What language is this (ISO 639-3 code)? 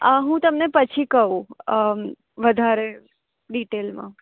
guj